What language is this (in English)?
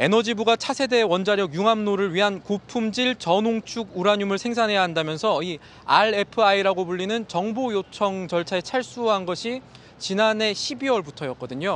Korean